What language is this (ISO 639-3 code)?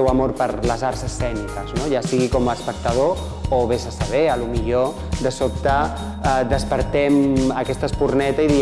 cat